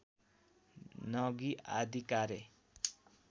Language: Nepali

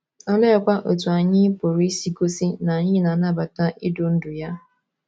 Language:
Igbo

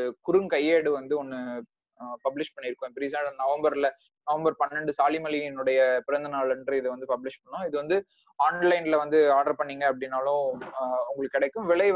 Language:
Tamil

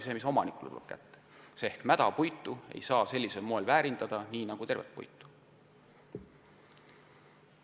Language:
Estonian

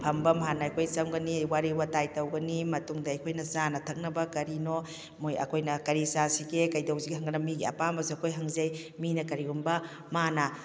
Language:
Manipuri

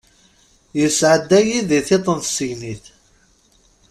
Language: Kabyle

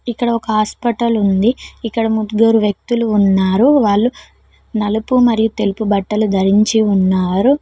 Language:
Telugu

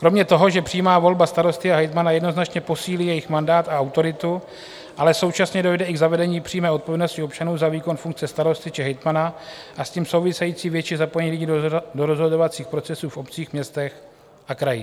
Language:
Czech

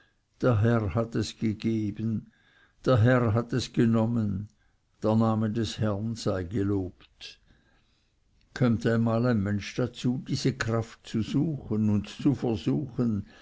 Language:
German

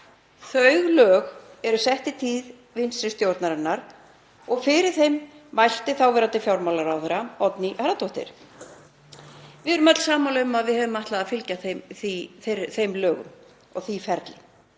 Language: Icelandic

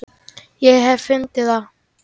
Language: Icelandic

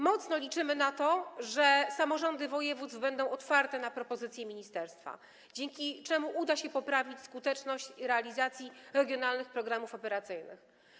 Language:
Polish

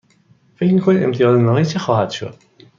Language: Persian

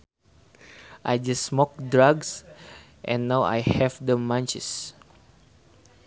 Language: Sundanese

